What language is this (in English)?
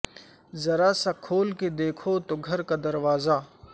Urdu